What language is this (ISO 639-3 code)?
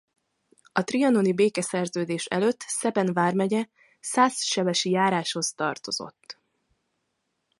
hun